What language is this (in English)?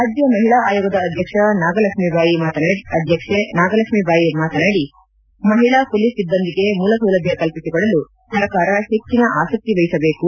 Kannada